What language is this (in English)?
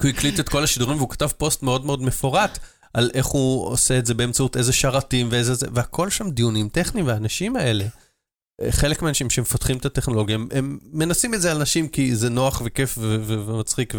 Hebrew